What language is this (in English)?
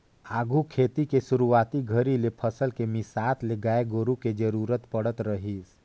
Chhattisgarhi